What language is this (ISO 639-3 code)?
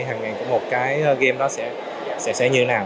vie